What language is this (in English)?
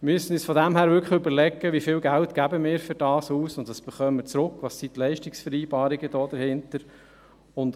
Swiss German